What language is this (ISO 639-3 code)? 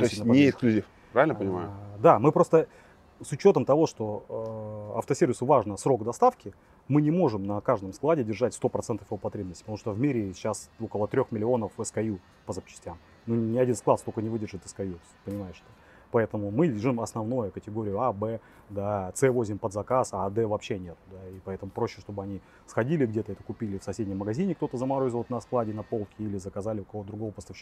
rus